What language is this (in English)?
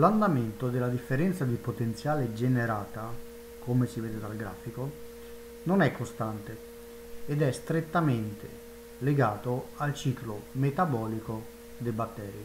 Italian